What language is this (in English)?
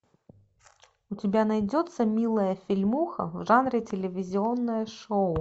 Russian